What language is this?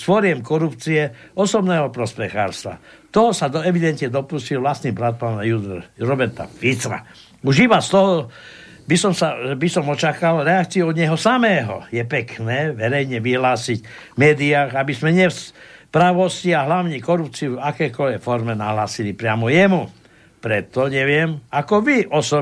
Slovak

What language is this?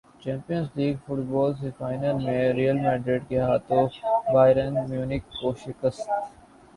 Urdu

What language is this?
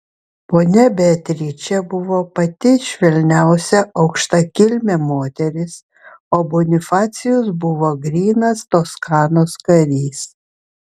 Lithuanian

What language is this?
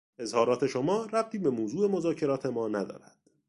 Persian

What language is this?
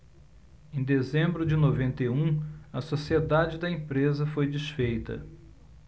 Portuguese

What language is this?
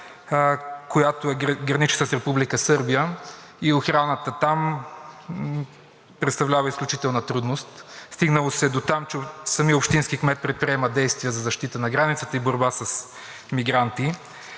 Bulgarian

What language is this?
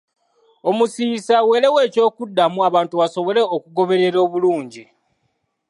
Ganda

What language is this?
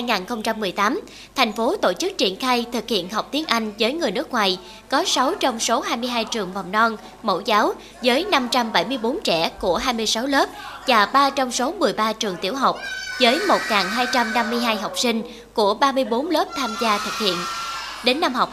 Vietnamese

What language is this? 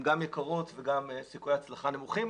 Hebrew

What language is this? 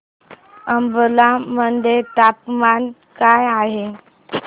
Marathi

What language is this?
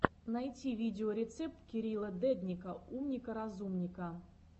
Russian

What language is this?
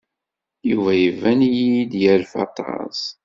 Kabyle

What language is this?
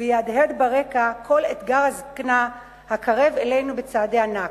Hebrew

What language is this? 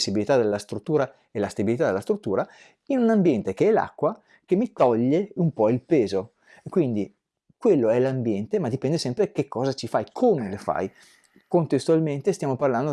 Italian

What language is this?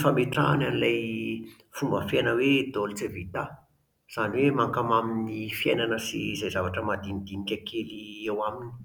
Malagasy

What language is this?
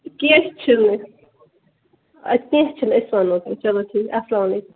Kashmiri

